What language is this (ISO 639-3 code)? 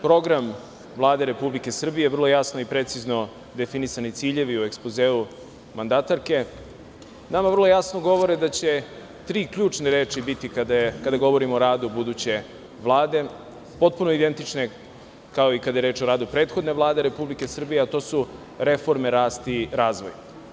srp